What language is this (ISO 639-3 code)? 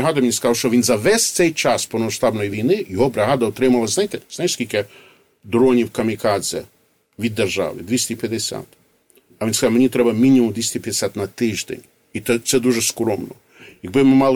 ukr